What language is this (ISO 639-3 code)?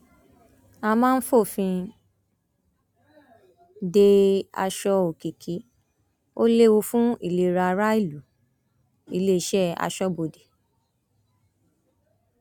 yor